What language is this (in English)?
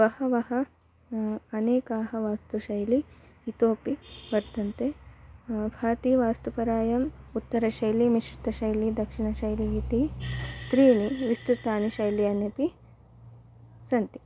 Sanskrit